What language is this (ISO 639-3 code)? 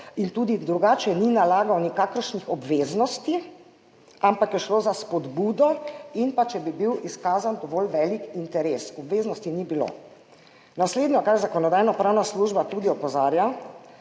slv